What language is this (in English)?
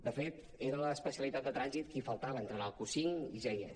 Catalan